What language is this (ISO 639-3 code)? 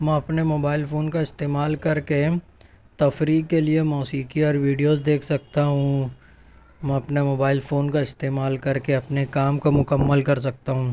urd